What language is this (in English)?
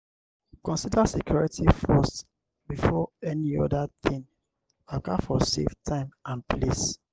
Nigerian Pidgin